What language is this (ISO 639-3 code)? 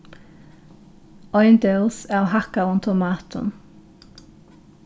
fao